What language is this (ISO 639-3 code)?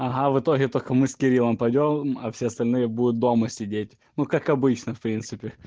rus